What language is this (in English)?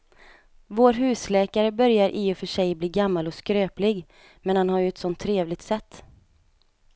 Swedish